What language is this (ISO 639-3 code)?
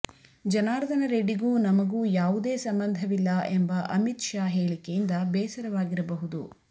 kan